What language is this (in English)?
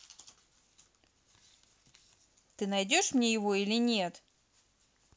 Russian